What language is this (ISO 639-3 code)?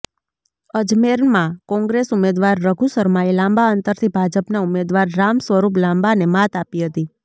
guj